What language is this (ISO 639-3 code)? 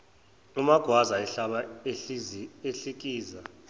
zul